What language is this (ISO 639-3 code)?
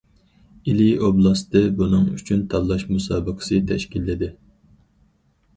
uig